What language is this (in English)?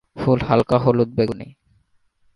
Bangla